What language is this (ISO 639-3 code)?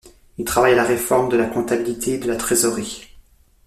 fra